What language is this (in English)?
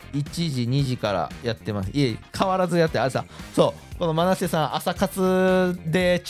Japanese